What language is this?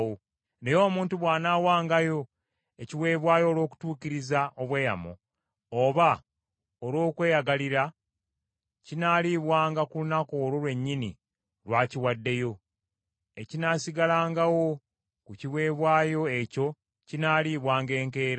Ganda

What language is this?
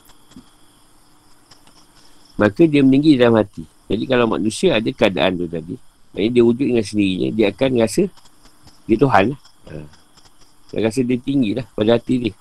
Malay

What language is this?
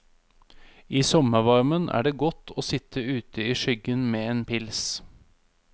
Norwegian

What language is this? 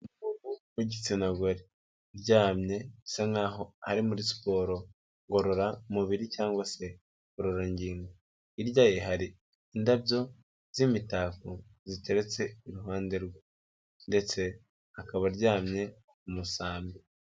Kinyarwanda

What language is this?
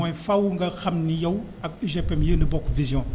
Wolof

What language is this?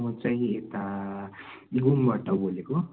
Nepali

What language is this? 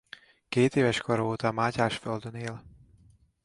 Hungarian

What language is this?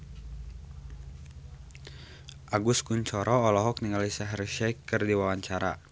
Sundanese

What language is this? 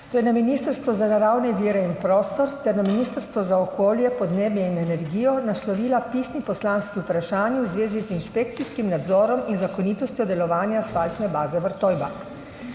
Slovenian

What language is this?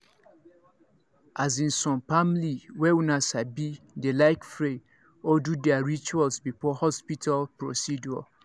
Nigerian Pidgin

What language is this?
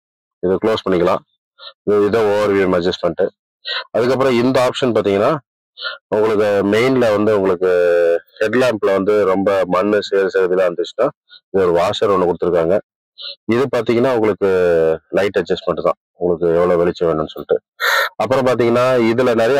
Tamil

